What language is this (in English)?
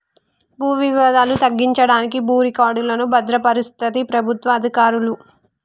Telugu